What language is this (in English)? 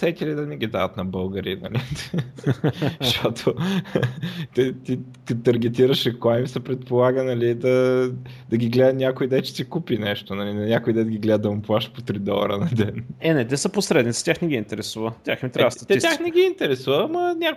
Bulgarian